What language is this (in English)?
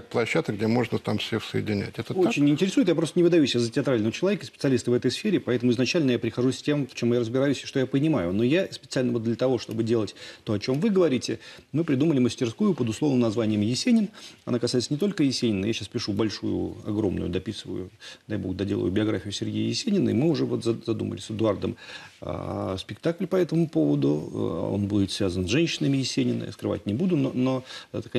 Russian